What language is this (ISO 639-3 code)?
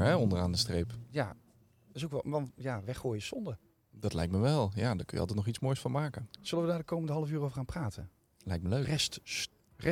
nld